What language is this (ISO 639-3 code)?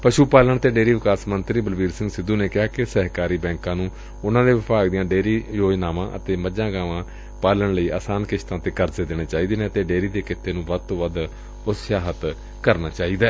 pan